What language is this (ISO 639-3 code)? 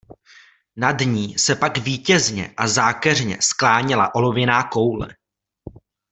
ces